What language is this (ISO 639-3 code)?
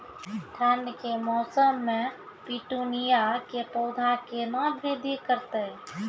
mai